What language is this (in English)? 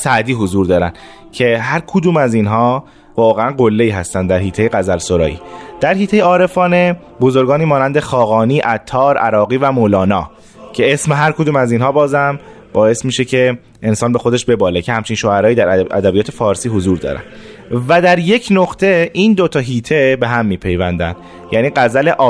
Persian